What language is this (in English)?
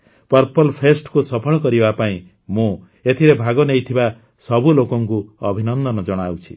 Odia